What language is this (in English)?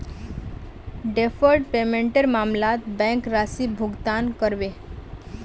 Magahi